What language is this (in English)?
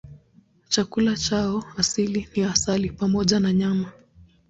Swahili